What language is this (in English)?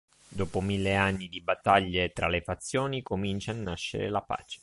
Italian